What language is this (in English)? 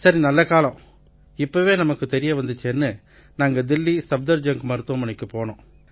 Tamil